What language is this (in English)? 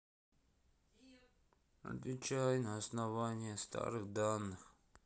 Russian